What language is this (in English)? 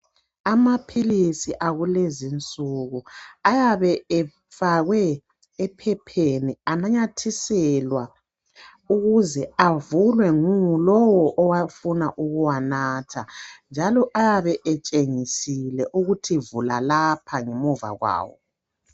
North Ndebele